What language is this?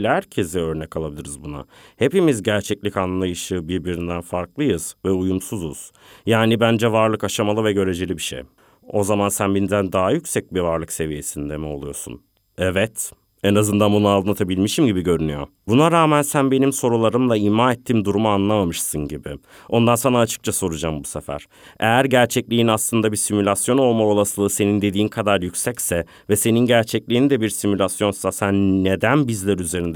Turkish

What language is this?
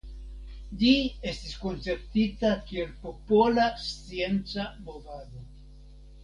Esperanto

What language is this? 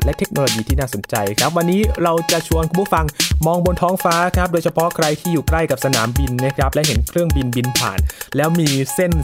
Thai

